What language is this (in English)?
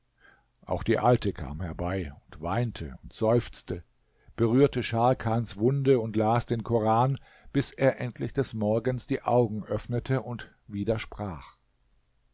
German